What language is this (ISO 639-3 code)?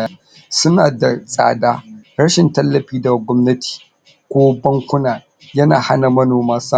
hau